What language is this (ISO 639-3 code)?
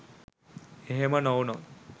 sin